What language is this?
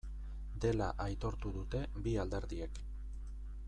Basque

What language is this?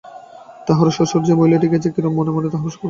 Bangla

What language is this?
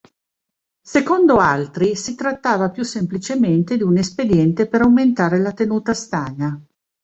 Italian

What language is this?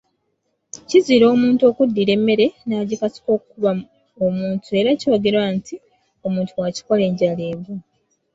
Ganda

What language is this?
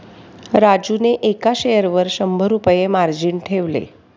Marathi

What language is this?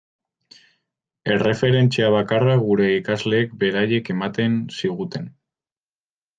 Basque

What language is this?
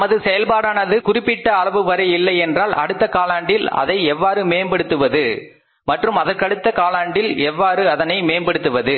Tamil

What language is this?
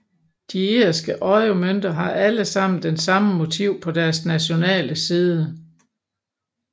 Danish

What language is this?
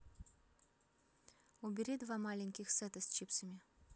Russian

